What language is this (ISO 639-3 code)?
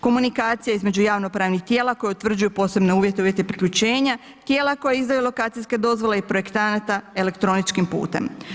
hrv